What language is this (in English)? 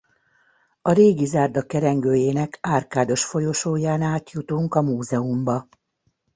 Hungarian